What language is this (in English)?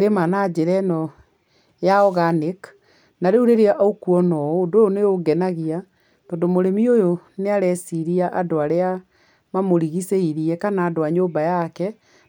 Kikuyu